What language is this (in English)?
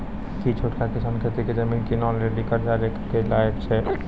Maithili